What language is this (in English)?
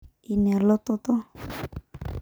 Masai